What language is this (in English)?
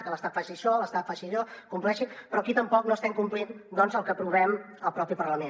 Catalan